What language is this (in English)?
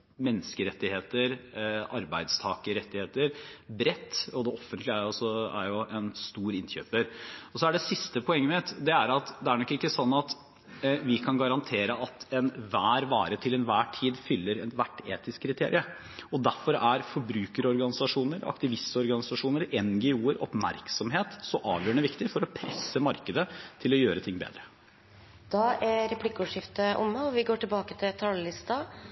Norwegian Bokmål